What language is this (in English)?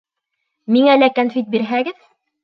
Bashkir